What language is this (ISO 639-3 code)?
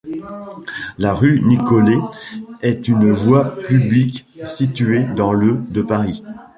fra